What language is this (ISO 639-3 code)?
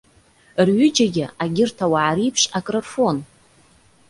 abk